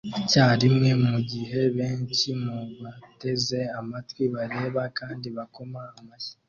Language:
Kinyarwanda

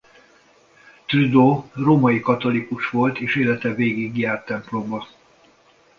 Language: Hungarian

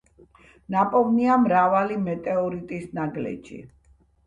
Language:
Georgian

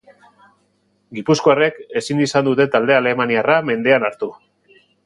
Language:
Basque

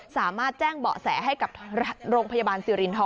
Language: Thai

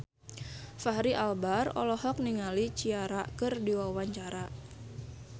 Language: Sundanese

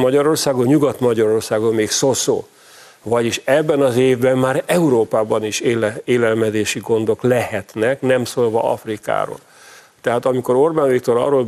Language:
Hungarian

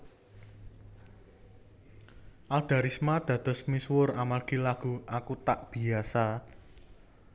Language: Javanese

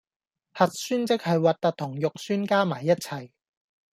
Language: Cantonese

